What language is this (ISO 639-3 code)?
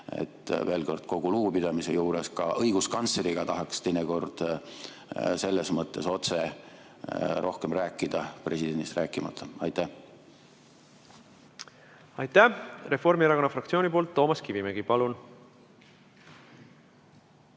est